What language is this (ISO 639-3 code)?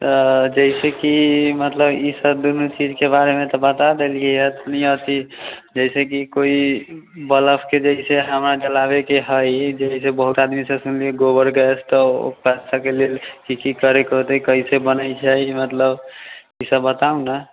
mai